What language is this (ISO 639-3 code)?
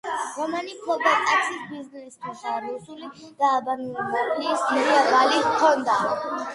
kat